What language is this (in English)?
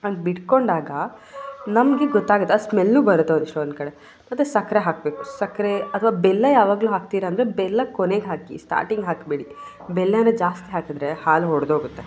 Kannada